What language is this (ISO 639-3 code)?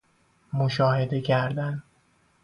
fas